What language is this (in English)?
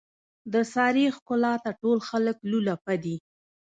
Pashto